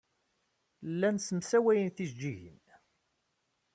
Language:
Kabyle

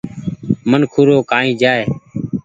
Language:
Goaria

